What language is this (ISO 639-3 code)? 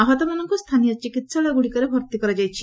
ori